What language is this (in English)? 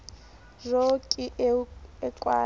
Southern Sotho